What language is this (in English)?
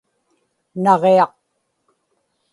Inupiaq